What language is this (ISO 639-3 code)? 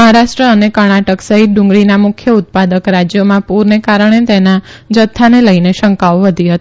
guj